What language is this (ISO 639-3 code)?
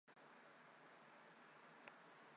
zho